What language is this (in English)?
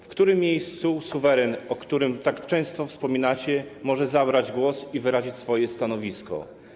Polish